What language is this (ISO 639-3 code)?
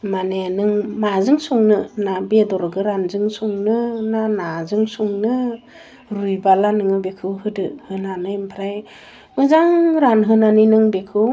brx